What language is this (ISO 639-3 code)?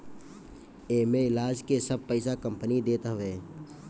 bho